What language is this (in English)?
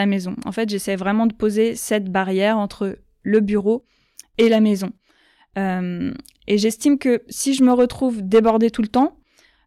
French